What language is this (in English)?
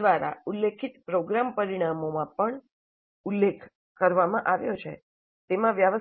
Gujarati